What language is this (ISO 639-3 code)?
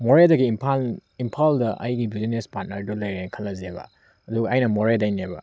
mni